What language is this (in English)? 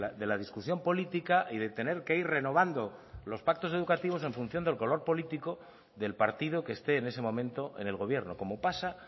Spanish